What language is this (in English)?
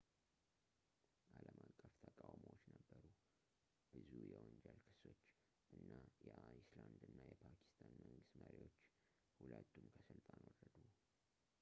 Amharic